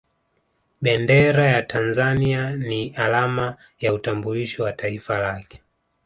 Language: Swahili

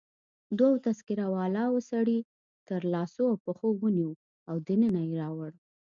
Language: Pashto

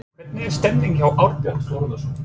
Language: Icelandic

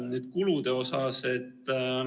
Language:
Estonian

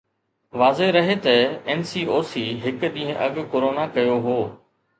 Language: Sindhi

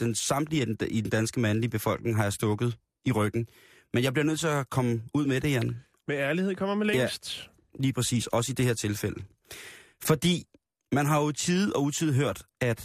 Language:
Danish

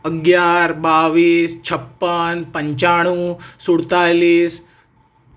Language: Gujarati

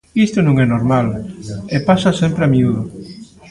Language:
Galician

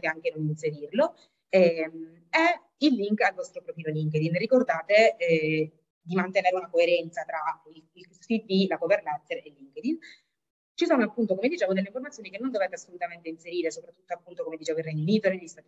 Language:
Italian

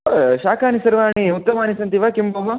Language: Sanskrit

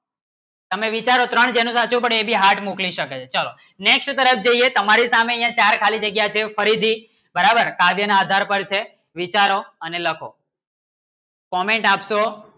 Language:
Gujarati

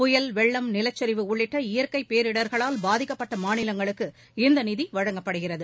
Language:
Tamil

